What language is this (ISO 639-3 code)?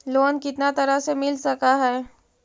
mag